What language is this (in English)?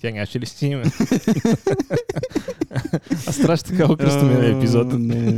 Bulgarian